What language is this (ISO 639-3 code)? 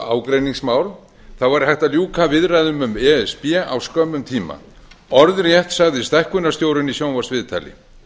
isl